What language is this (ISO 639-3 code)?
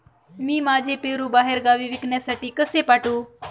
mar